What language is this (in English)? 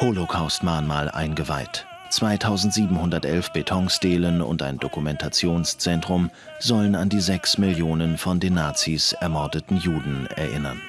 German